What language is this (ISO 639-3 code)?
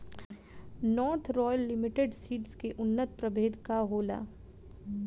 bho